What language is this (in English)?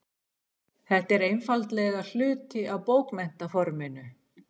Icelandic